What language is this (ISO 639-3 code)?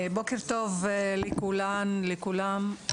heb